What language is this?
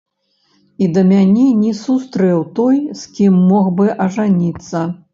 Belarusian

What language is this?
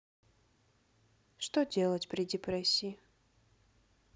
Russian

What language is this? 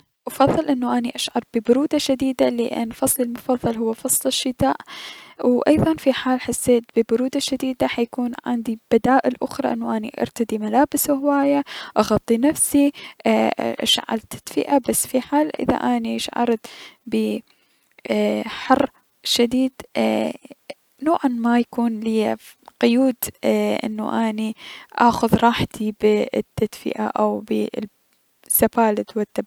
Mesopotamian Arabic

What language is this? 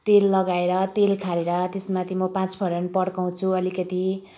Nepali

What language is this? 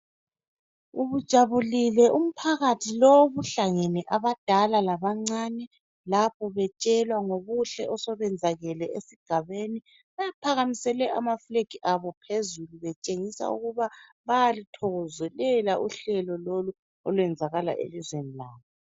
North Ndebele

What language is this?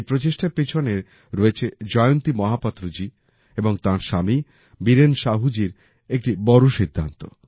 Bangla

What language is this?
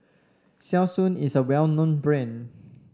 English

